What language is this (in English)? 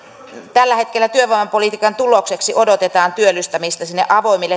Finnish